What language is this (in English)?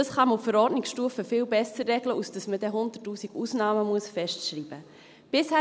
Swiss German